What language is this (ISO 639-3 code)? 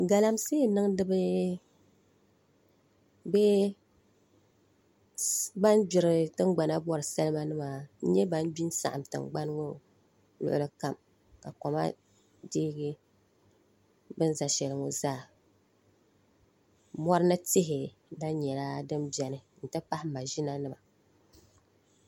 dag